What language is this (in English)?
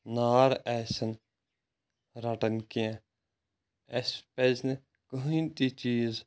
Kashmiri